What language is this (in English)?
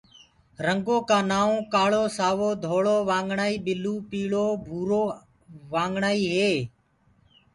Gurgula